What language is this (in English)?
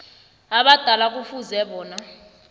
South Ndebele